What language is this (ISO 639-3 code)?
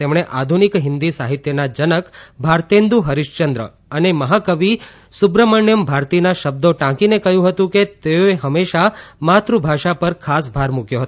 guj